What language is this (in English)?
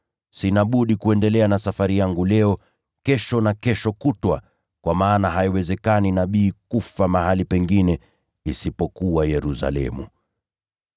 Swahili